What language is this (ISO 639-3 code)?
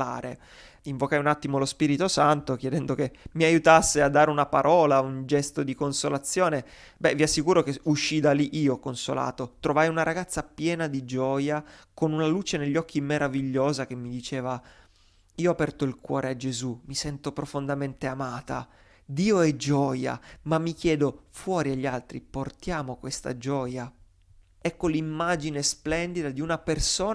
ita